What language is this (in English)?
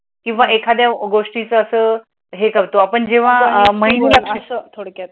Marathi